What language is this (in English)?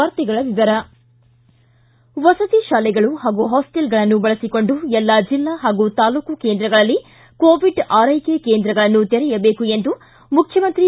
Kannada